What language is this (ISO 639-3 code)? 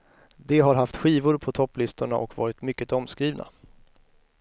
swe